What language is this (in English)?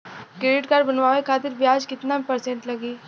Bhojpuri